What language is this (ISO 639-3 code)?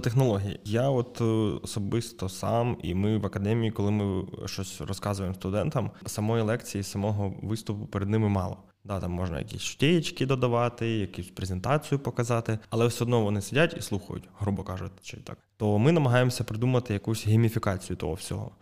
ukr